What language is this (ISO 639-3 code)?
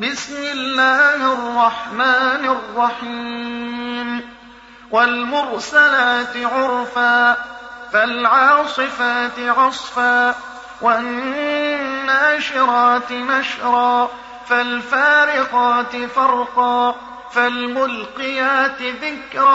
ara